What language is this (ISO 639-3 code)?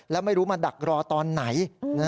tha